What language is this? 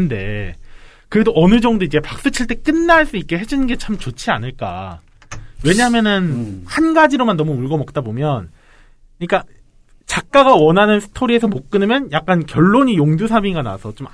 Korean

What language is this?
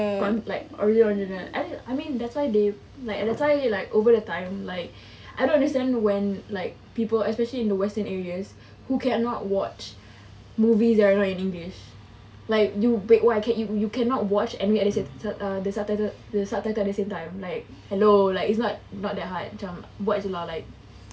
English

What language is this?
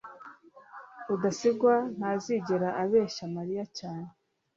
Kinyarwanda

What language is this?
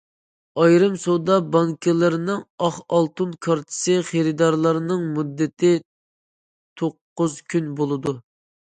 Uyghur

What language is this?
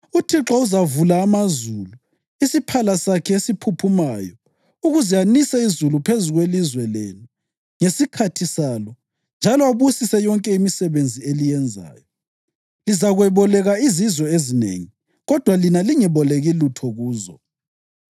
North Ndebele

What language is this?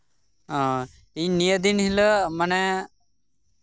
Santali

